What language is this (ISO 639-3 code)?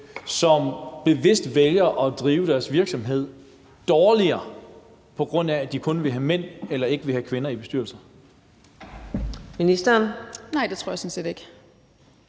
dan